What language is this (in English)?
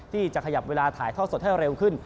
Thai